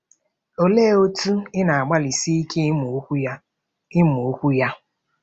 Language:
Igbo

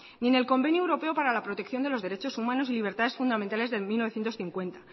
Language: Spanish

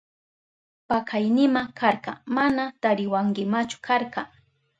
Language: Southern Pastaza Quechua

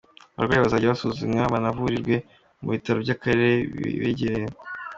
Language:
Kinyarwanda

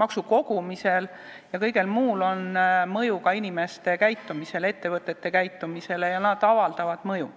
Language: Estonian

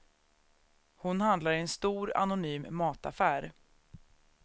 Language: Swedish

